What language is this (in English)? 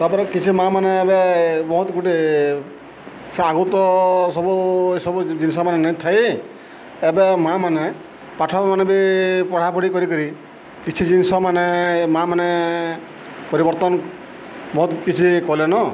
Odia